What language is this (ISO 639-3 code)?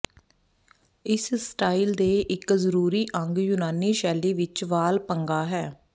pan